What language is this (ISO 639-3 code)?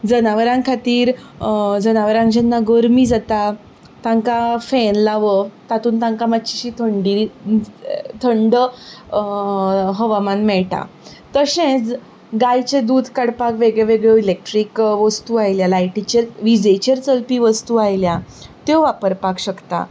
kok